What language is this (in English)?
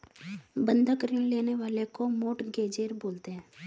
Hindi